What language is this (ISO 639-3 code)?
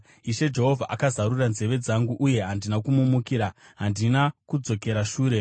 sna